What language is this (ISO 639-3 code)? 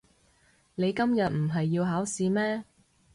yue